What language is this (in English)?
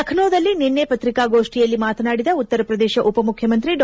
Kannada